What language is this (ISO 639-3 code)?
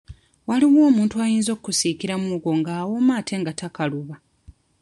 lug